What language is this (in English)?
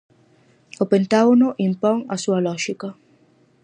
Galician